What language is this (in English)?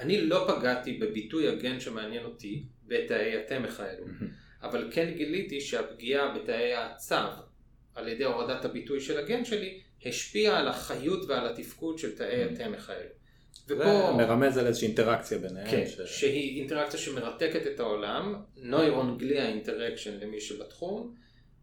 Hebrew